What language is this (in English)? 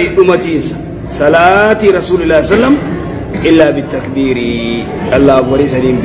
Arabic